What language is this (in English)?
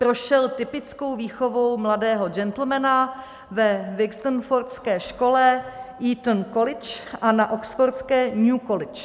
Czech